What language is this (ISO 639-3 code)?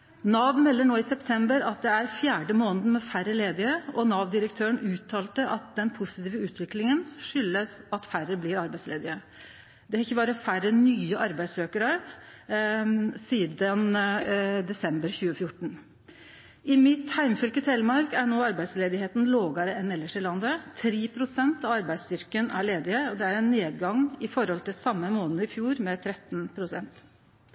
nno